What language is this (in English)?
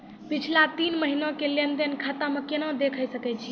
Maithili